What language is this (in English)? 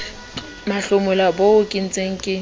Southern Sotho